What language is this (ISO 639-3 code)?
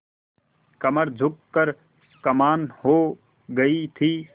hin